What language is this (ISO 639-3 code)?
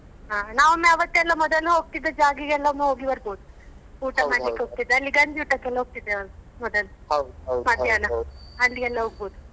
kan